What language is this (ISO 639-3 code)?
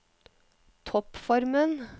nor